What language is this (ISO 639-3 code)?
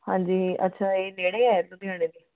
pan